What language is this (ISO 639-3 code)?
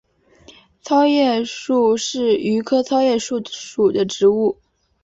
zho